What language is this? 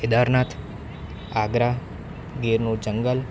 Gujarati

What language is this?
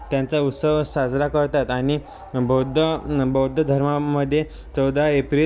Marathi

